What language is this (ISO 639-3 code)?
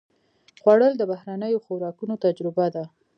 pus